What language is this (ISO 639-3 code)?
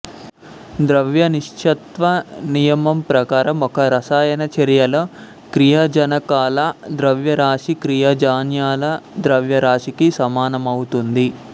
tel